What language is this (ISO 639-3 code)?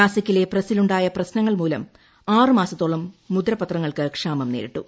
mal